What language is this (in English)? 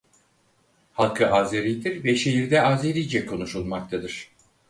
Turkish